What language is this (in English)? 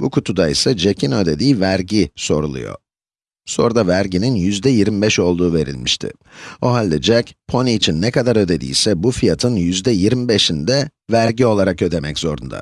Turkish